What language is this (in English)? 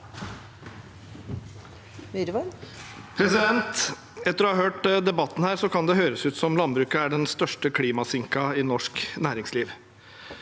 Norwegian